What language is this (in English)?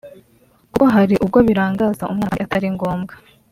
Kinyarwanda